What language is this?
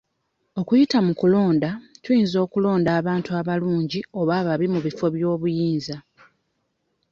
Ganda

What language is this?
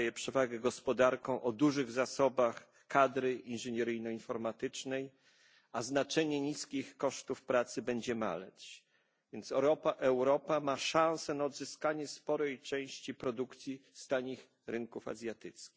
Polish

